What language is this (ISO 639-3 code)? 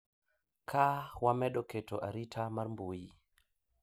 luo